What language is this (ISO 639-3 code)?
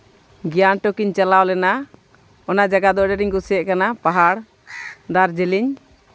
sat